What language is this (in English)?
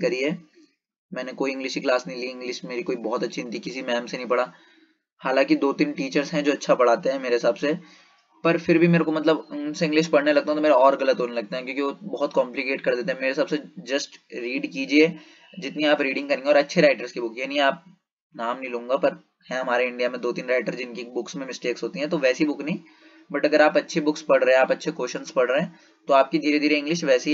Hindi